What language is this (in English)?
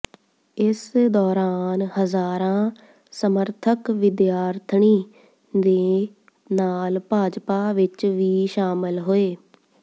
Punjabi